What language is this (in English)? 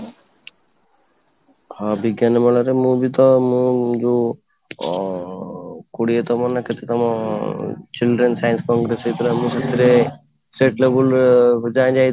Odia